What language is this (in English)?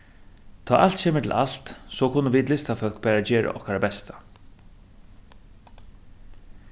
Faroese